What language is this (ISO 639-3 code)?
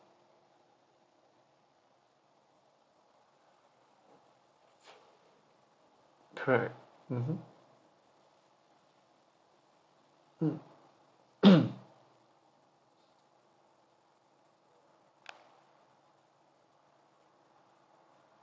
eng